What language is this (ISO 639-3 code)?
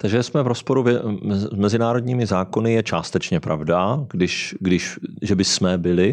ces